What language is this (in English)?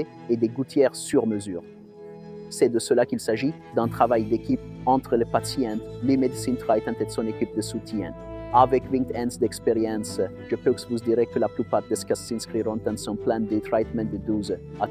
French